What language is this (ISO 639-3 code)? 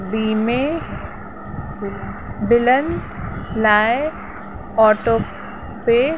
snd